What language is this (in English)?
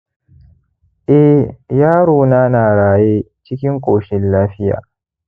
Hausa